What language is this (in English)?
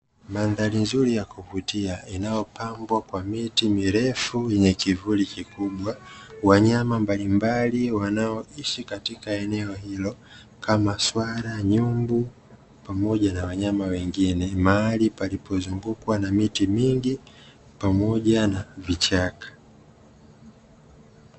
Swahili